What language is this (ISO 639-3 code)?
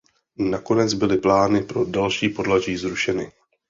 ces